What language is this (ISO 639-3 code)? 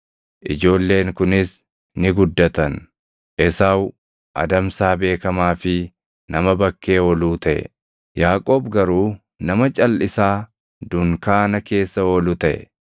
orm